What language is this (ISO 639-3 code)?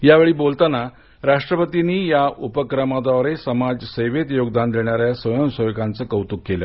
mar